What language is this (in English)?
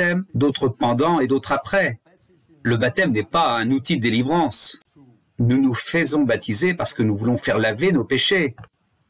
French